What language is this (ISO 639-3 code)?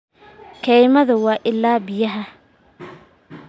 som